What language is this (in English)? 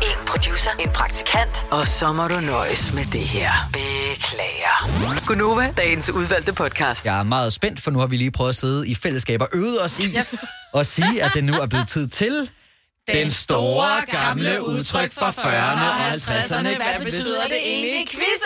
Danish